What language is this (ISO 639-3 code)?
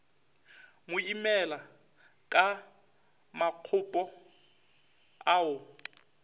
nso